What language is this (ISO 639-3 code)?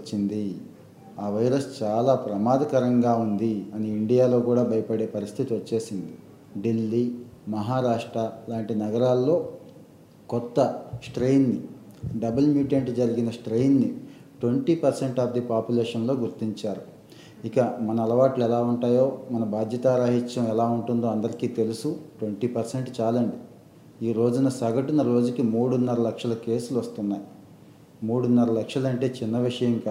tel